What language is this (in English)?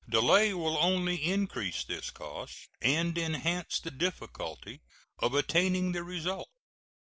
English